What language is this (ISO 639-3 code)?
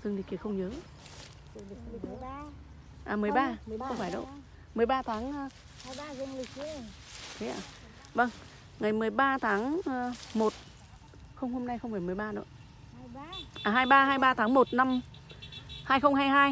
vie